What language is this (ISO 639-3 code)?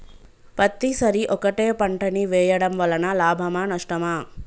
tel